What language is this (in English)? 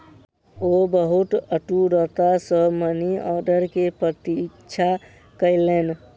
Maithili